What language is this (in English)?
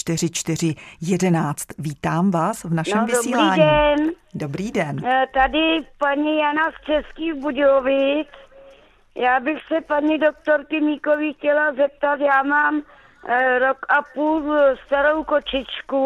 Czech